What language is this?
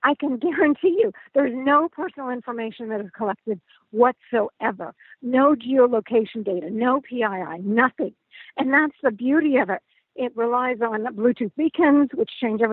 English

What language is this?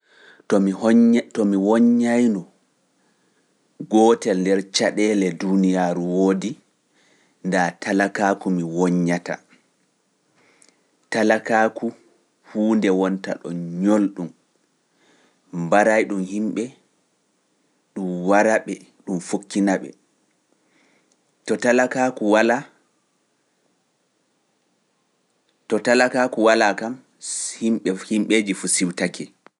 Pular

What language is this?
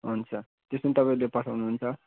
Nepali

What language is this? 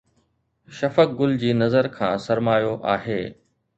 Sindhi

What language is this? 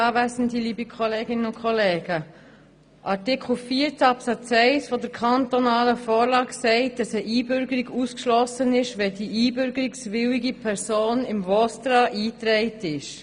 Swiss German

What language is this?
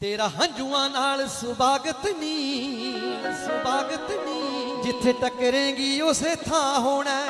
Punjabi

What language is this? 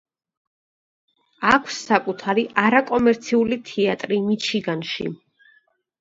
Georgian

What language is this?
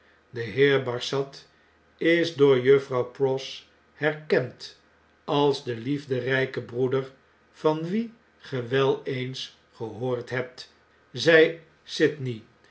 Dutch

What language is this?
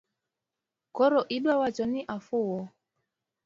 Luo (Kenya and Tanzania)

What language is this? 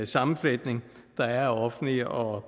Danish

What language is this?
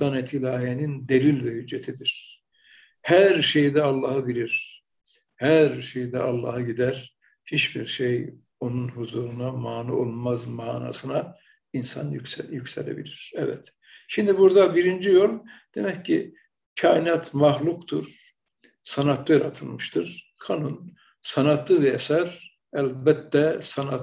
Turkish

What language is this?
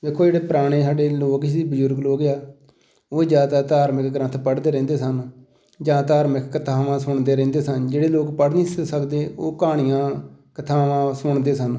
Punjabi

